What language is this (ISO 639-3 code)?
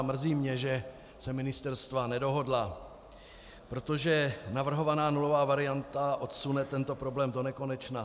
ces